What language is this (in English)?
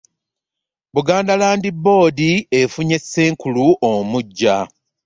Ganda